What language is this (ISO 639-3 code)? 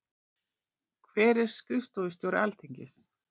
isl